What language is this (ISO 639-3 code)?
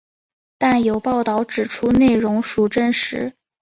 zho